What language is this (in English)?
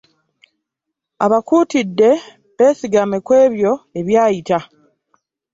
Ganda